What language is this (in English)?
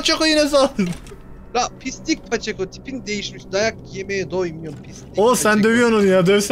Turkish